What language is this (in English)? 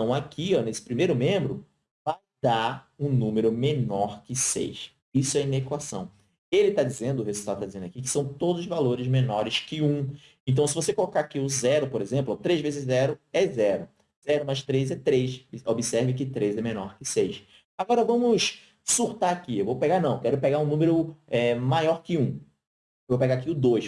Portuguese